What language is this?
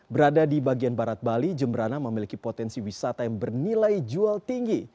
Indonesian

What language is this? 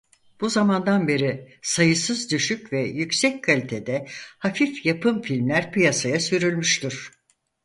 Turkish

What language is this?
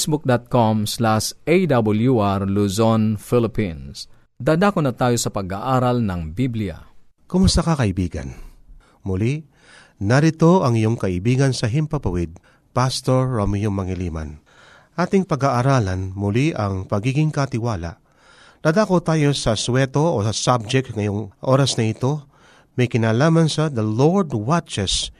Filipino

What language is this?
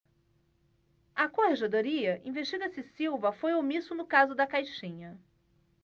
Portuguese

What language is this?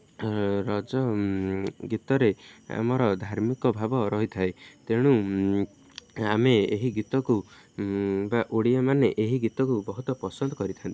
Odia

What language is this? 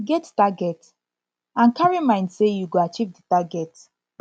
Nigerian Pidgin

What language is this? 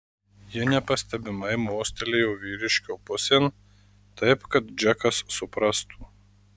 Lithuanian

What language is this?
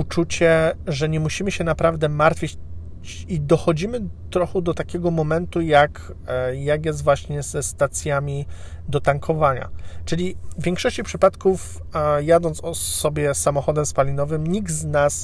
Polish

